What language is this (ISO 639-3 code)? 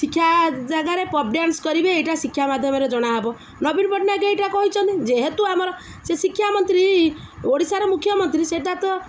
ori